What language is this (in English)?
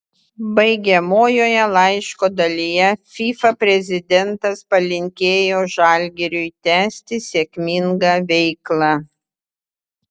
Lithuanian